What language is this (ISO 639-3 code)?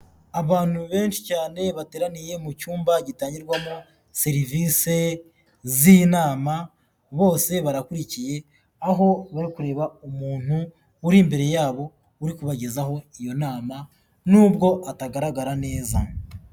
kin